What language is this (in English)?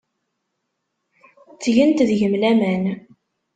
Kabyle